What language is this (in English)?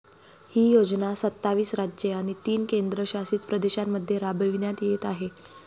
Marathi